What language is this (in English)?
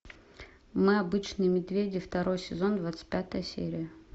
Russian